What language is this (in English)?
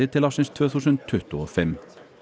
Icelandic